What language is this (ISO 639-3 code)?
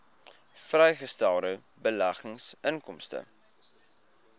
afr